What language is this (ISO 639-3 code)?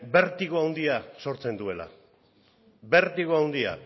eus